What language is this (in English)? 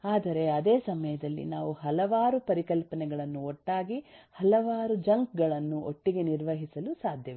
Kannada